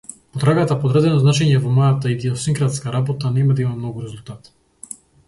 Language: Macedonian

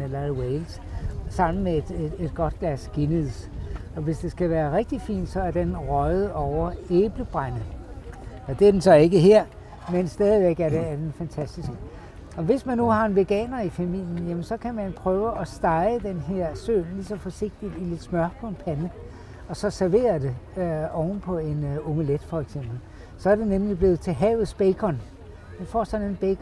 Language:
Danish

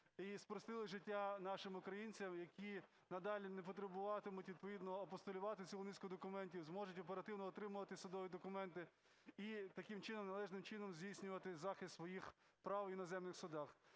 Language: Ukrainian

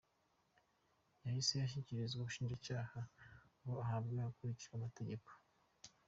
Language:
Kinyarwanda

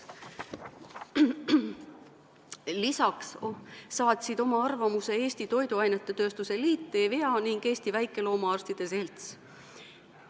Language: Estonian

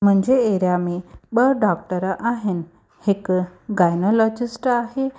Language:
Sindhi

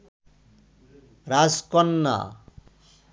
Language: Bangla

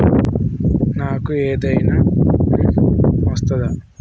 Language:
Telugu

